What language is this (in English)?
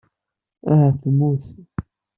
Kabyle